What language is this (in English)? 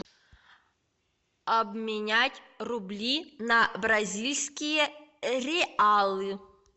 Russian